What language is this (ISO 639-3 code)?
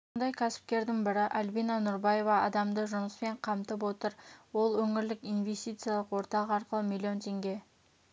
kaz